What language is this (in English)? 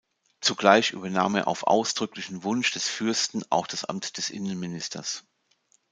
German